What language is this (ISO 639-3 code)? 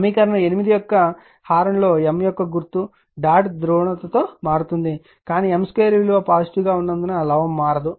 tel